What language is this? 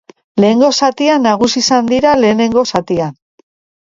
Basque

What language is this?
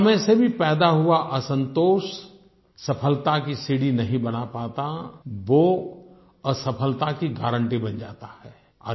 Hindi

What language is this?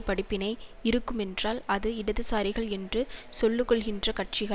Tamil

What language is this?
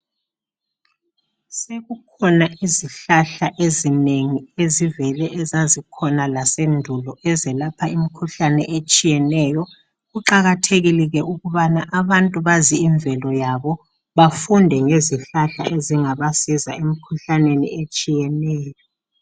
North Ndebele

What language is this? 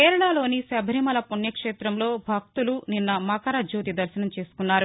Telugu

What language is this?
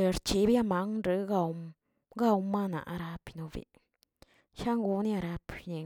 Tilquiapan Zapotec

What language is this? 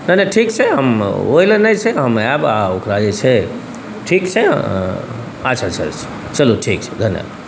Maithili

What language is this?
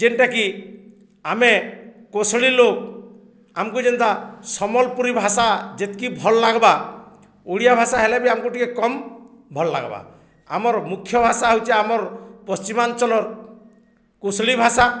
Odia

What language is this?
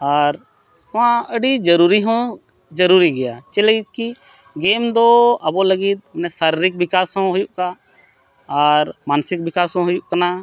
Santali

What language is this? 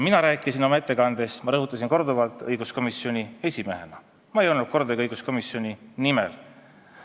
Estonian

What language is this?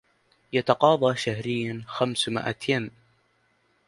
Arabic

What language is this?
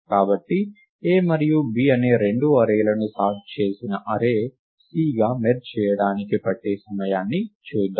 Telugu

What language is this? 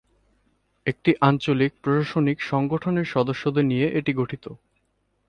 Bangla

